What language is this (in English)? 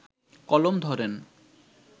Bangla